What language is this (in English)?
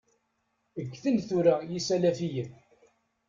Kabyle